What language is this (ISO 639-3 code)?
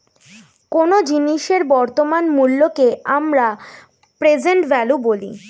ben